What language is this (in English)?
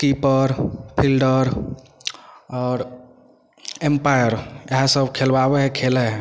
Maithili